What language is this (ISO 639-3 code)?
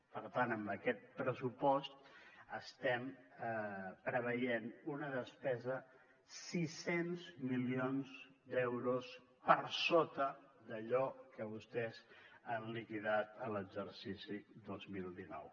cat